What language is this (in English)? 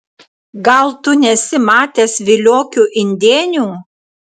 Lithuanian